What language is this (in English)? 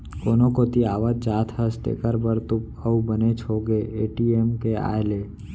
Chhattisgarhi